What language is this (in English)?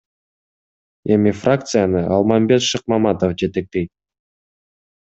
Kyrgyz